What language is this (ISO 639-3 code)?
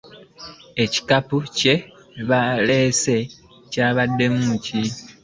lug